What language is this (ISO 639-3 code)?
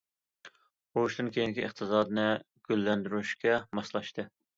uig